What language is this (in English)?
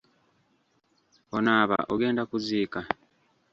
Ganda